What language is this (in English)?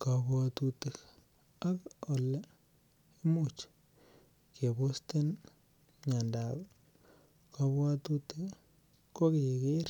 Kalenjin